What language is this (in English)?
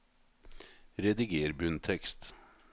Norwegian